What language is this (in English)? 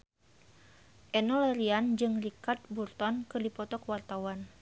Sundanese